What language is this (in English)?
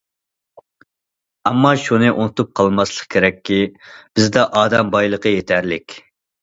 Uyghur